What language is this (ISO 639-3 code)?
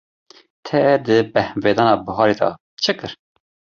kur